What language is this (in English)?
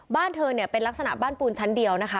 Thai